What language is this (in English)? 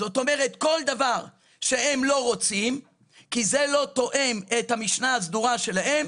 Hebrew